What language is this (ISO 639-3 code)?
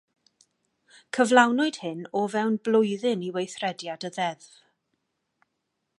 cym